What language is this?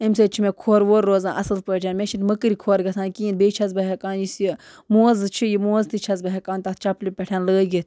Kashmiri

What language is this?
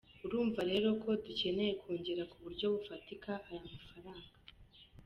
Kinyarwanda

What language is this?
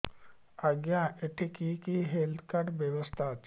Odia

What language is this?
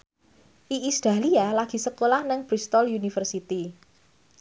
Javanese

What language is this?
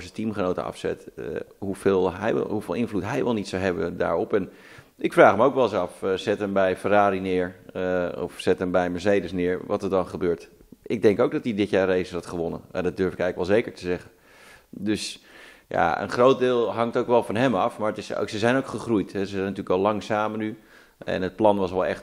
Dutch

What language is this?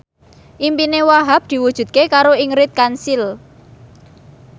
Javanese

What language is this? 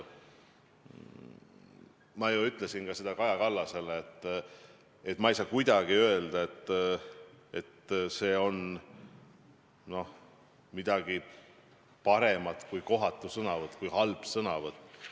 Estonian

